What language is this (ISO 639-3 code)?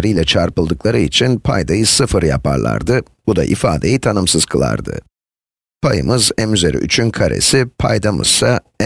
tur